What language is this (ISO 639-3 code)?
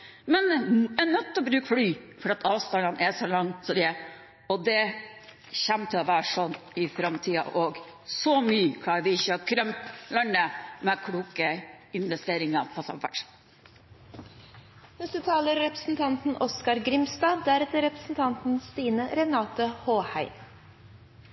nor